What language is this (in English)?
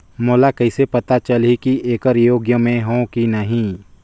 Chhattisgarhi